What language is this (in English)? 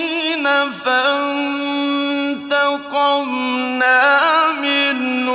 Arabic